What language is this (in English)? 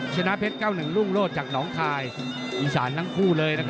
Thai